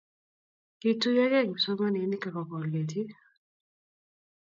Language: Kalenjin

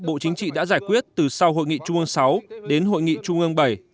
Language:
Vietnamese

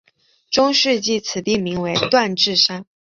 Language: Chinese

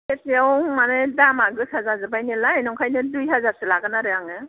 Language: Bodo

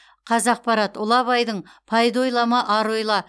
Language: Kazakh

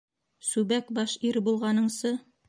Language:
Bashkir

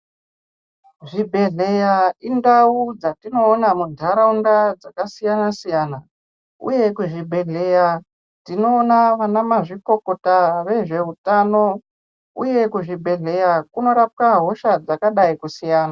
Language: Ndau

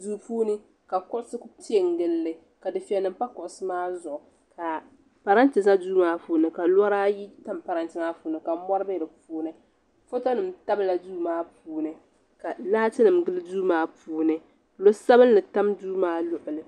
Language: Dagbani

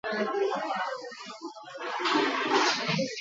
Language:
Basque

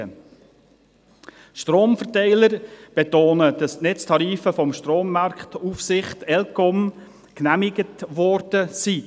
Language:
Swiss German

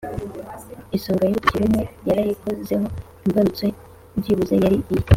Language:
Kinyarwanda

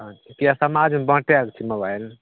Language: Maithili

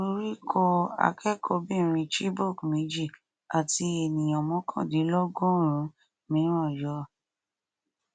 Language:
Yoruba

